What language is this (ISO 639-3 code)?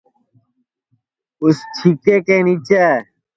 ssi